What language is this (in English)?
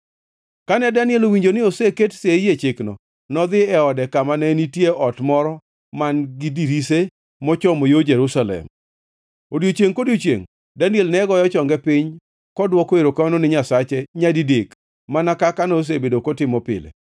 Luo (Kenya and Tanzania)